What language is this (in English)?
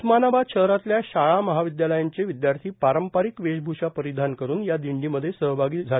Marathi